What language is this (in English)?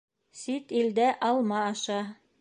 Bashkir